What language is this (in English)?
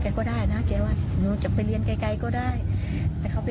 Thai